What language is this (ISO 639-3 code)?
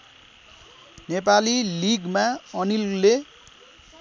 nep